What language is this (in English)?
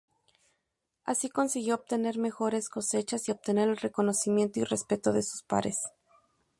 Spanish